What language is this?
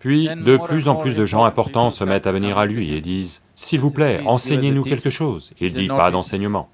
French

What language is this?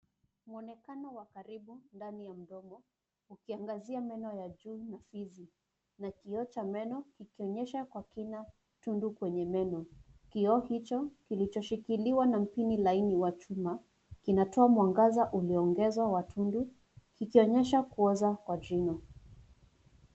Swahili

